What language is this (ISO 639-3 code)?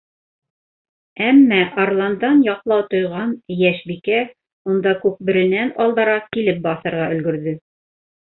bak